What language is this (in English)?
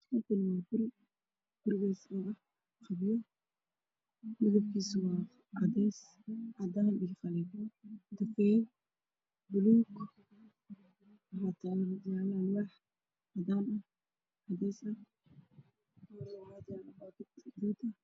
Somali